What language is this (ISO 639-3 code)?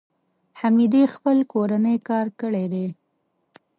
pus